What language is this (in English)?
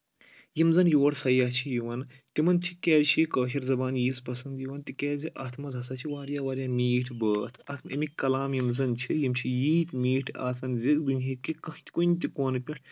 Kashmiri